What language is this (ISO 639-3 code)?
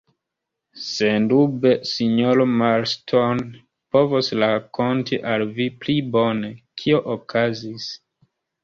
epo